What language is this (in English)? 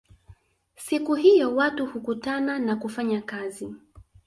Swahili